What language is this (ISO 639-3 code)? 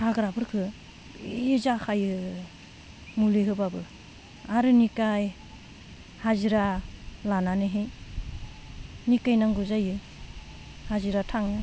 brx